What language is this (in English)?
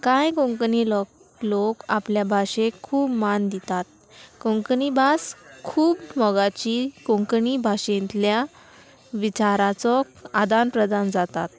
Konkani